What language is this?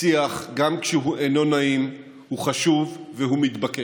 Hebrew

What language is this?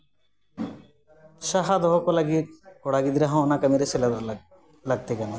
Santali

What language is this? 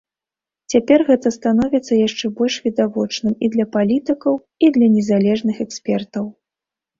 Belarusian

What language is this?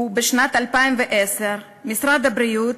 Hebrew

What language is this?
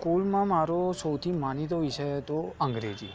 Gujarati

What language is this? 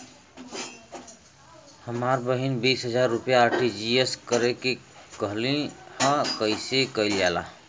Bhojpuri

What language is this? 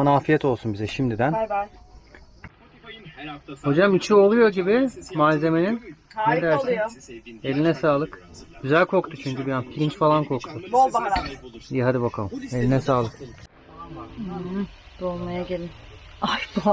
Turkish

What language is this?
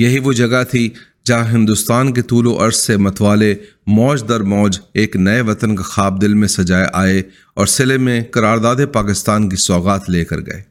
Urdu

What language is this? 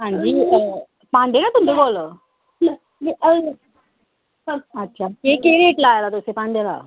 Dogri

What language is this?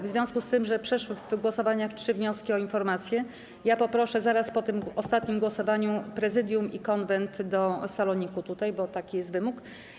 Polish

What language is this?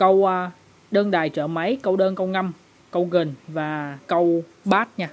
Vietnamese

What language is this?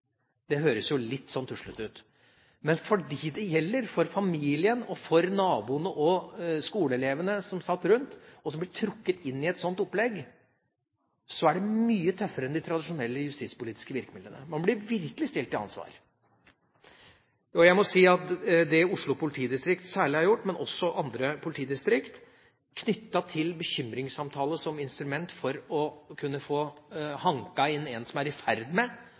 Norwegian Bokmål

